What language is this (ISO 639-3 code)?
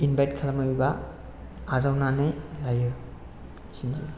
brx